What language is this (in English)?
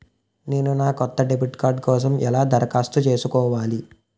Telugu